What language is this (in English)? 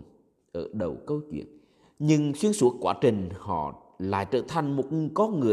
Vietnamese